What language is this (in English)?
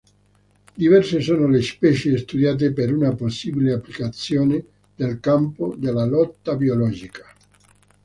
Italian